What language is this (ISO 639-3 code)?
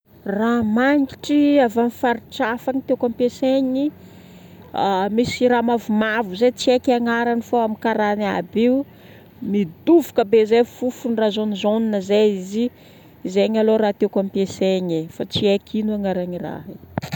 bmm